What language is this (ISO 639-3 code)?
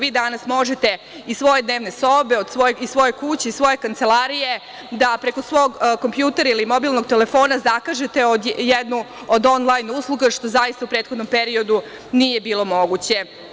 srp